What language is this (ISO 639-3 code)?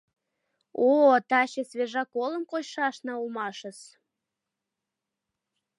chm